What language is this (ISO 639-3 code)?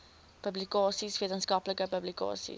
afr